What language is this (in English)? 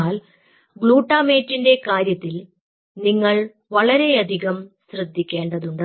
Malayalam